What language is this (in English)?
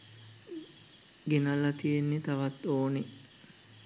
Sinhala